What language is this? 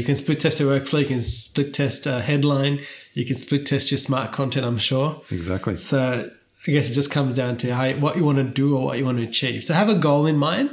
English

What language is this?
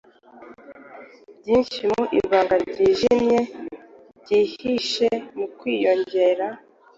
Kinyarwanda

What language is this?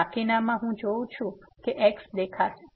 Gujarati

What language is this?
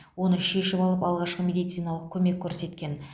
Kazakh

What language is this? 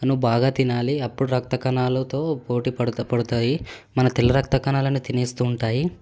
Telugu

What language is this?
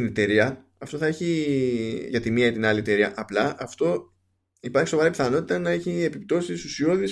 Greek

